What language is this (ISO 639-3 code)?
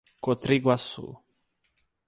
por